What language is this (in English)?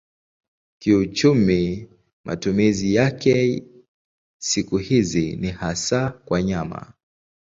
Swahili